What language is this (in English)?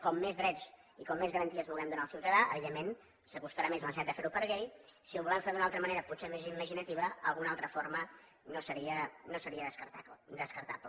Catalan